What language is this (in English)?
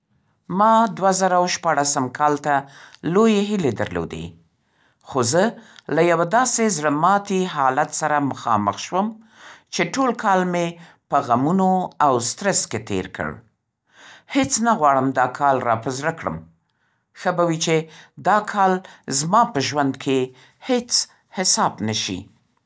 Central Pashto